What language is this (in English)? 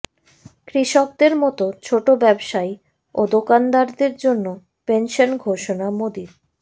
Bangla